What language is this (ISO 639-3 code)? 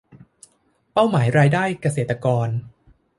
tha